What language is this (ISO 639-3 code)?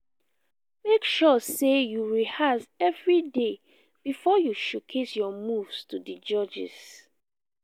pcm